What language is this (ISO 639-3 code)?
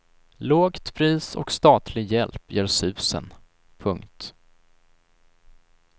swe